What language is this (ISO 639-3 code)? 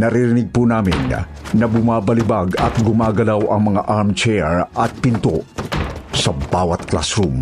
fil